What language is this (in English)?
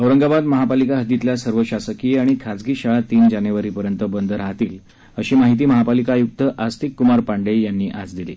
Marathi